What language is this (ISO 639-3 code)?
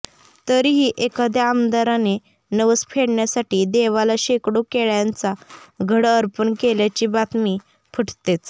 mar